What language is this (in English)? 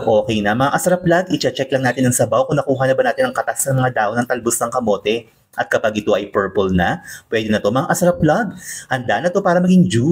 Filipino